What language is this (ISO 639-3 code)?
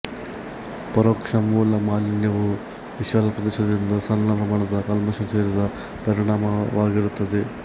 kan